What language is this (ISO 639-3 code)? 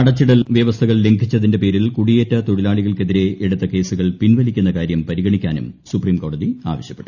mal